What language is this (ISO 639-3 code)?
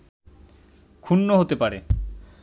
ben